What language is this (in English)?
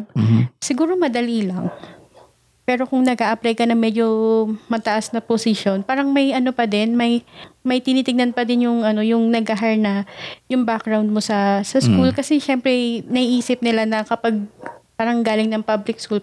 Filipino